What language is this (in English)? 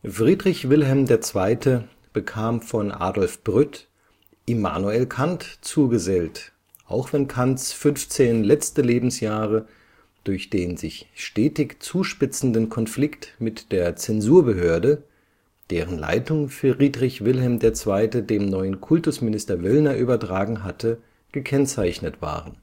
German